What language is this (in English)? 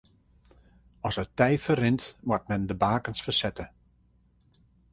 Western Frisian